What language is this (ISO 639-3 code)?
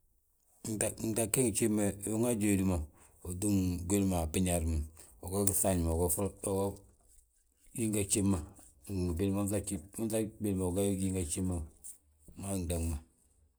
bjt